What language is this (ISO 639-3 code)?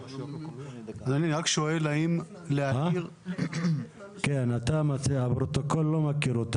heb